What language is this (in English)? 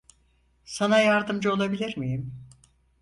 Turkish